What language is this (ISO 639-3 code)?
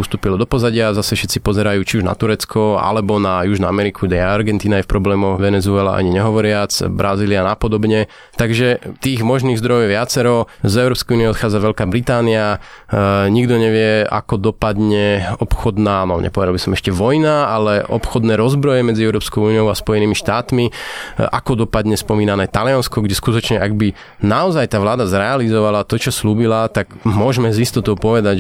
slk